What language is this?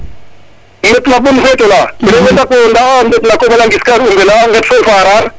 Serer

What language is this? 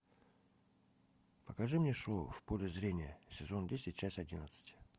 Russian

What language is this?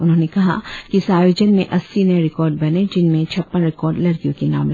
Hindi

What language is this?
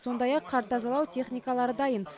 Kazakh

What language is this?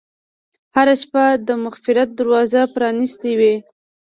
Pashto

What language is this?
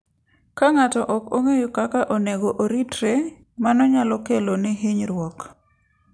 Luo (Kenya and Tanzania)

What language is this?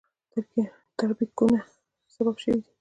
Pashto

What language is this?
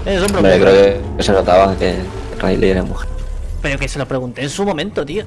Spanish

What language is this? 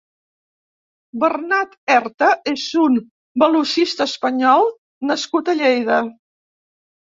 Catalan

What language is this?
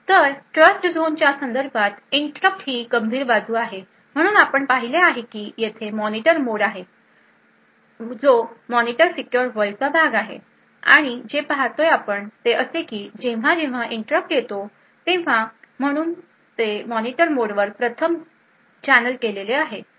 Marathi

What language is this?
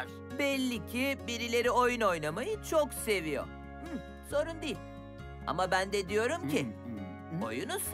Turkish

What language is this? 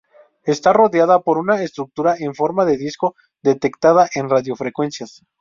Spanish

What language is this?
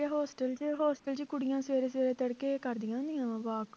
Punjabi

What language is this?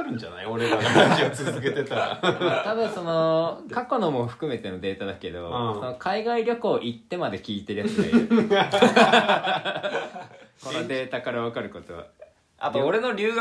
Japanese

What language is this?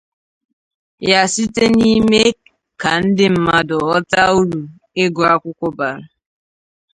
Igbo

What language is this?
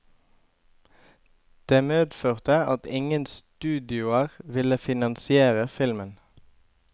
Norwegian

